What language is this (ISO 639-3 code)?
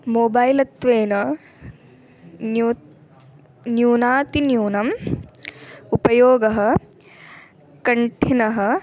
san